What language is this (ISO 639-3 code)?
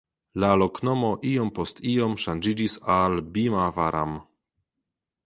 epo